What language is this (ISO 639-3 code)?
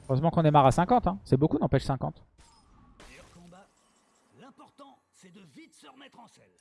fra